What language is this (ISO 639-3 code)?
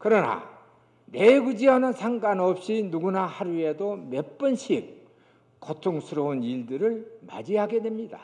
kor